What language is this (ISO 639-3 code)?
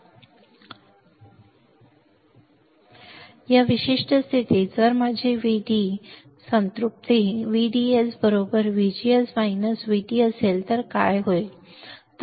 mar